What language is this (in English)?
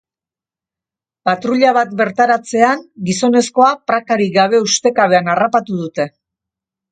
Basque